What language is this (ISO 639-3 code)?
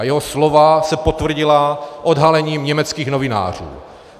ces